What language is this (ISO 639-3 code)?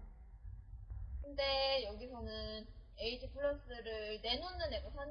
kor